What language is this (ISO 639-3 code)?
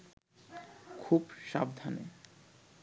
ben